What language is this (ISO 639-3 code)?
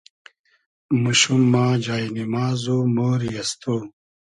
haz